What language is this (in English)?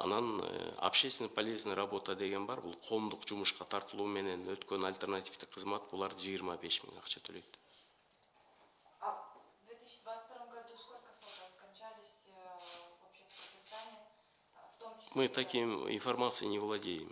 Russian